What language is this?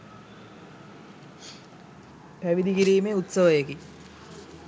Sinhala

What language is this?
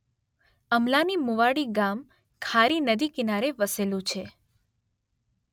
Gujarati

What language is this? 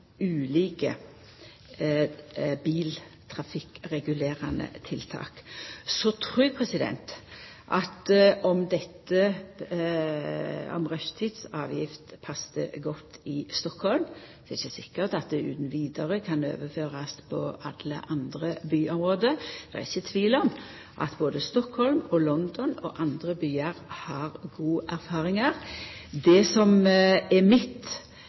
Norwegian Nynorsk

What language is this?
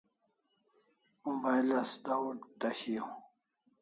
Kalasha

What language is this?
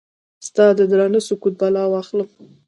Pashto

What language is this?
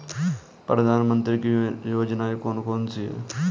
Hindi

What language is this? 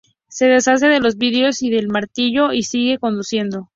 Spanish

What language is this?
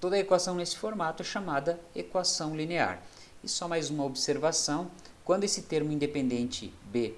Portuguese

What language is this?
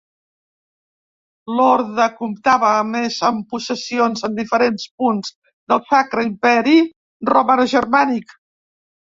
Catalan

